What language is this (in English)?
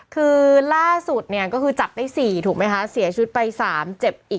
Thai